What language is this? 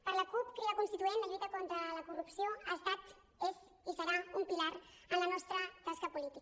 Catalan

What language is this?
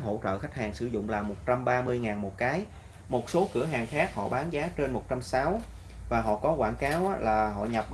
Vietnamese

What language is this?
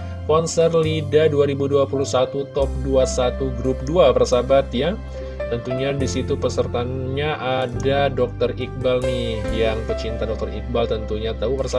Indonesian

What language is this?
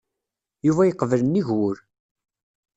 Kabyle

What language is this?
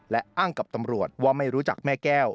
Thai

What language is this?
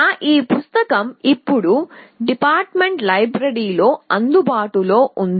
Telugu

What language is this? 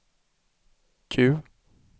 Swedish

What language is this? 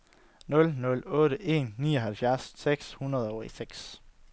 Danish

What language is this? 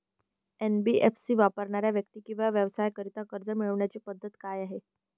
Marathi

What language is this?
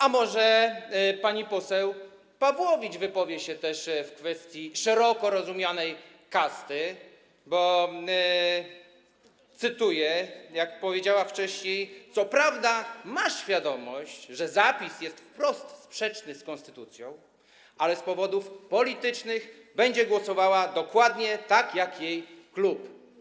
Polish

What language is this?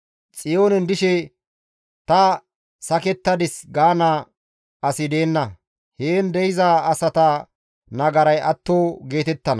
Gamo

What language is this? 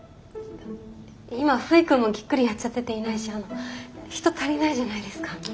Japanese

